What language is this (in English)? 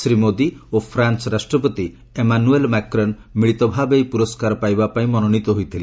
Odia